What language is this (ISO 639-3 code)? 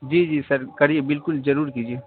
urd